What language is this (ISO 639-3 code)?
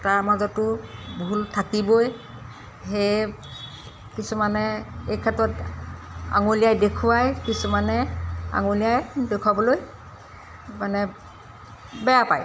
asm